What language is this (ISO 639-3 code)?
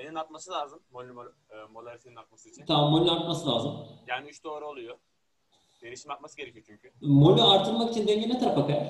tur